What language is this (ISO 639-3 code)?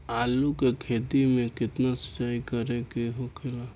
bho